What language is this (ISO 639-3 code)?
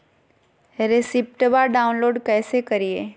mag